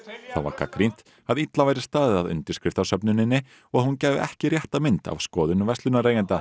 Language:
Icelandic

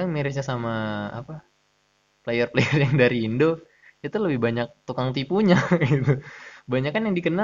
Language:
Indonesian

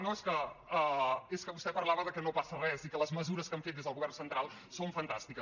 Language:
Catalan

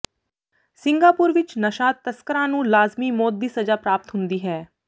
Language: Punjabi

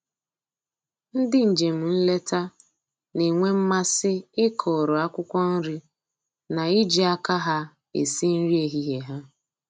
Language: Igbo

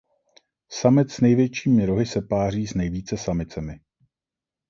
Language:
Czech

